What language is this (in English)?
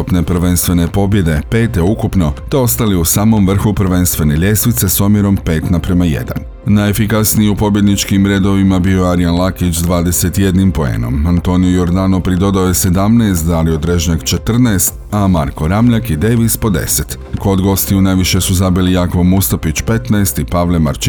Croatian